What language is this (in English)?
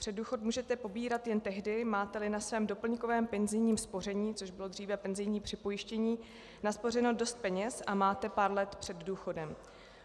Czech